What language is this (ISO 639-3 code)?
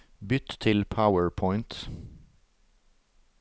nor